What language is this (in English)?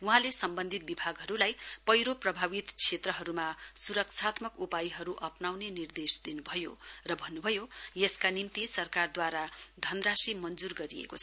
Nepali